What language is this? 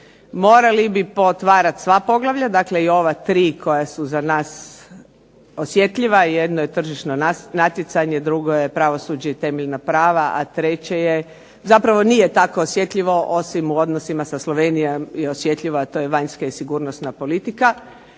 Croatian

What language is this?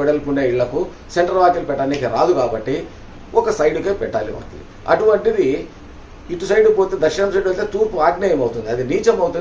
Indonesian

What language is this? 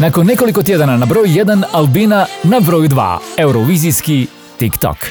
Croatian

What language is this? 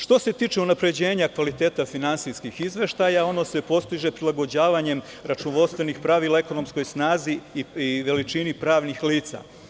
Serbian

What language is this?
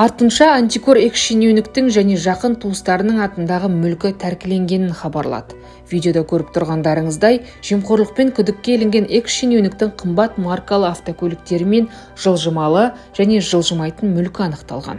Russian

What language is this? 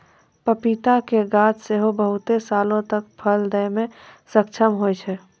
Maithili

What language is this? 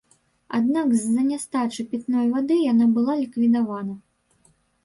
Belarusian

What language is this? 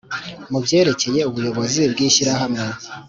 Kinyarwanda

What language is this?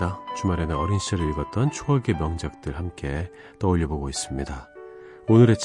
Korean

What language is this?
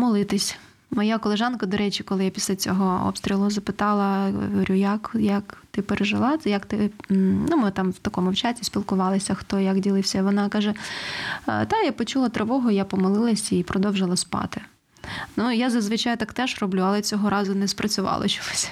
Ukrainian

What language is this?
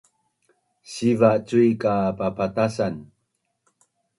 Bunun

